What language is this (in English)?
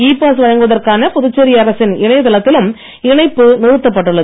Tamil